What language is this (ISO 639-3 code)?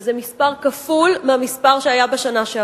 heb